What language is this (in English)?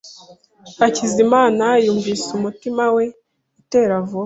Kinyarwanda